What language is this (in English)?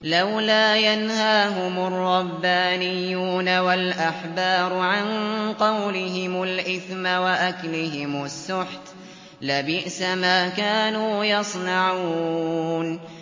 Arabic